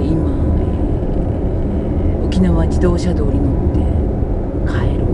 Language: Japanese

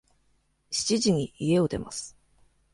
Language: Japanese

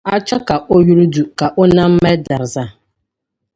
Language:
Dagbani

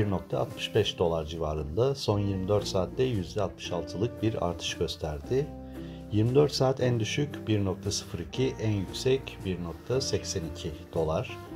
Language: Turkish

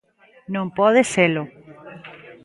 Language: Galician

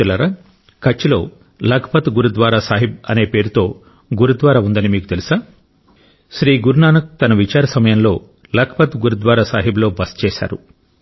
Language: Telugu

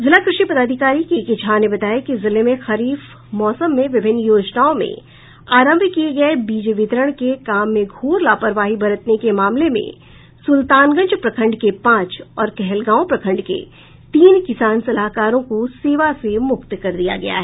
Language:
Hindi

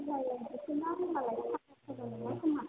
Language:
Bodo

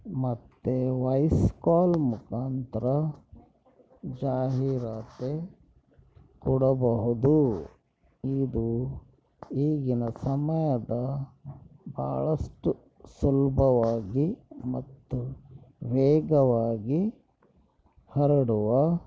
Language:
Kannada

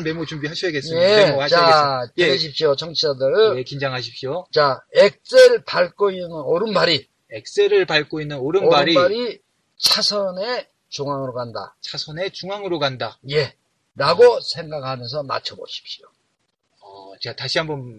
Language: Korean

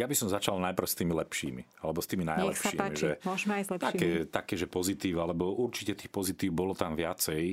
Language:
Slovak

